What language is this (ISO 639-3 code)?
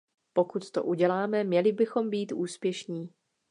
ces